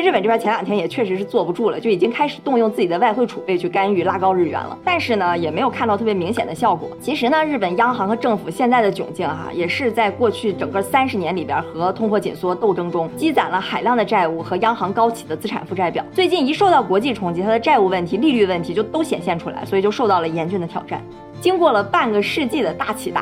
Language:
Chinese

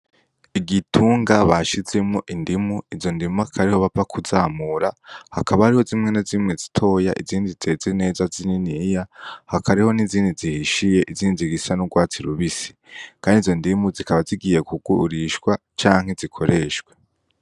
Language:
Rundi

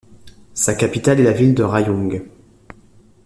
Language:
French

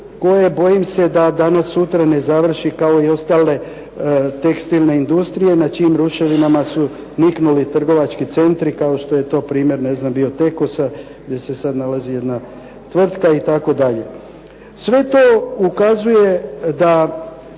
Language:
Croatian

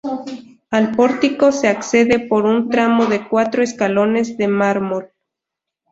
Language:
Spanish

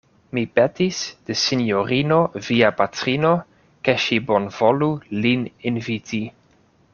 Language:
Esperanto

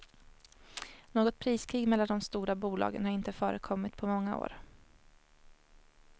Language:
Swedish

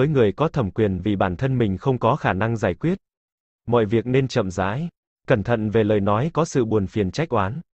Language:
Vietnamese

